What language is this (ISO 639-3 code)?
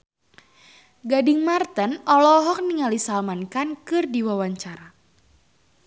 sun